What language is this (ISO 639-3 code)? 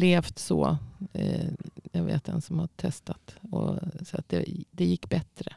swe